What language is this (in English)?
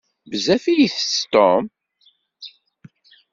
Kabyle